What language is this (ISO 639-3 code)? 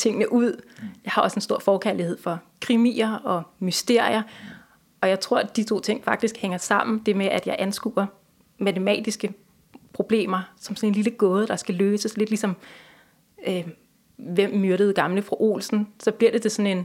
dan